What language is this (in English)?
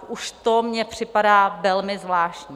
Czech